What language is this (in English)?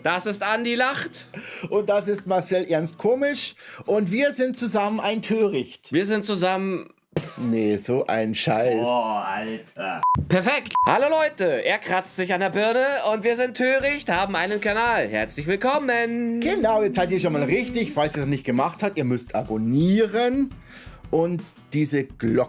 German